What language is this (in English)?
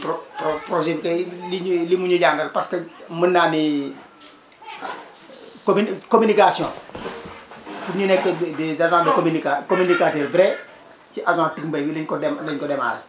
Wolof